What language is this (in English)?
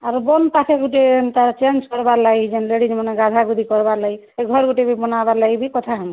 Odia